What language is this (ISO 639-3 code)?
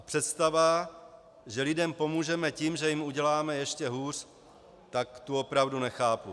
ces